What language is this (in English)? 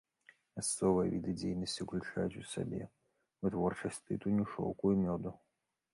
Belarusian